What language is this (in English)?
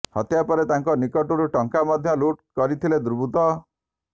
Odia